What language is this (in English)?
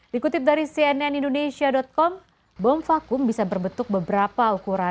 Indonesian